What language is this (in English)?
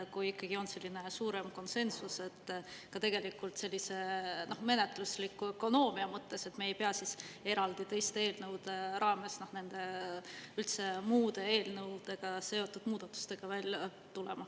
Estonian